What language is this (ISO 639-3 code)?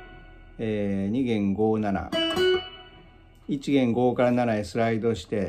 jpn